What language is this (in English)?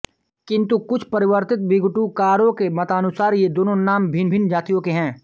Hindi